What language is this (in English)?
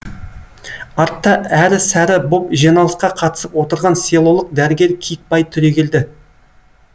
Kazakh